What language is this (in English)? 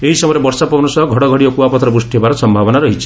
Odia